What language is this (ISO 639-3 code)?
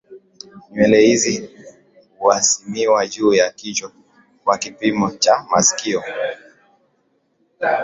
swa